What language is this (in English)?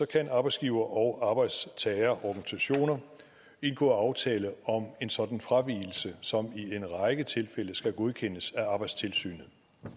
Danish